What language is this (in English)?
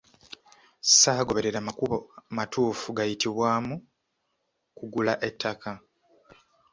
Ganda